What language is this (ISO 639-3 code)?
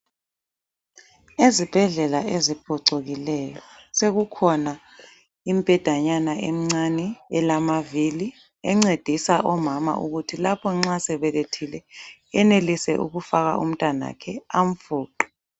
nde